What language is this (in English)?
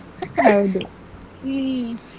Kannada